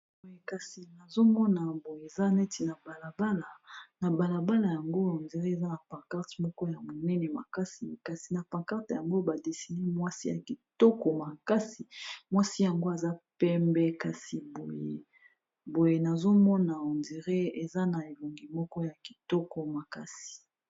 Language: Lingala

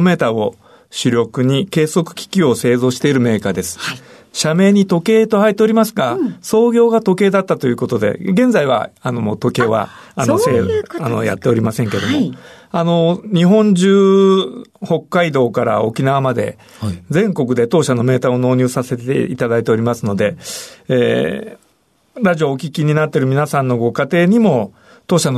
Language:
Japanese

